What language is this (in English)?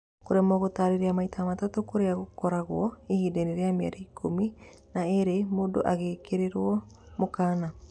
Kikuyu